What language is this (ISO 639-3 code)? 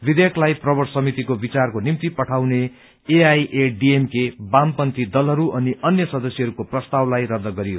nep